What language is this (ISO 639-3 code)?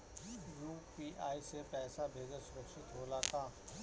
bho